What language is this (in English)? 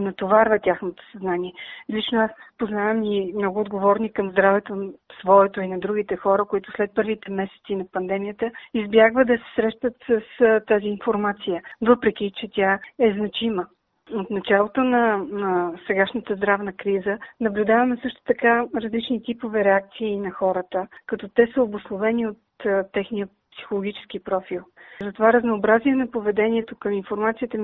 Bulgarian